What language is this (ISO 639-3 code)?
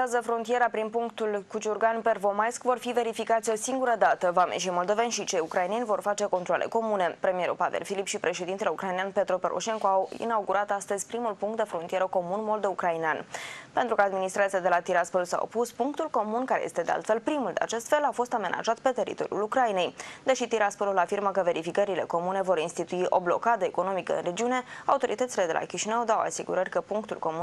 ron